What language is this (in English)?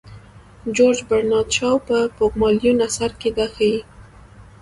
Pashto